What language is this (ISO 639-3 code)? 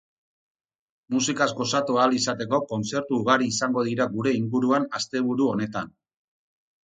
eus